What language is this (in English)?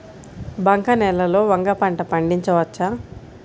Telugu